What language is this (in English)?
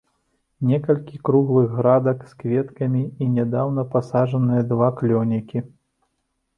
Belarusian